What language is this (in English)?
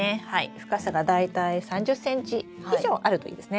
Japanese